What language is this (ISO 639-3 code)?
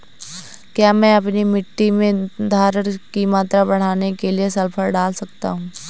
hin